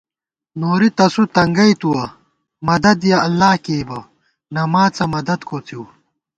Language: Gawar-Bati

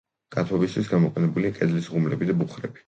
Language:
Georgian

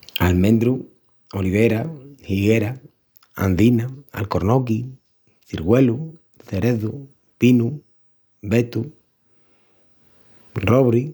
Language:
Extremaduran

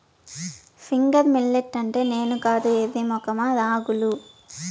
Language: Telugu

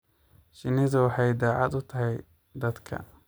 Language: Somali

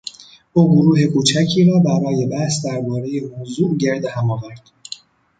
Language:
Persian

